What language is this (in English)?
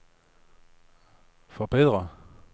Danish